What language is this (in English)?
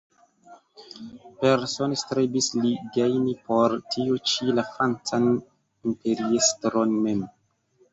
Esperanto